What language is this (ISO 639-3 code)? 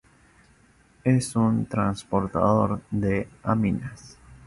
spa